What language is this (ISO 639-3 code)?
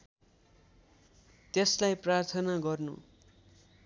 nep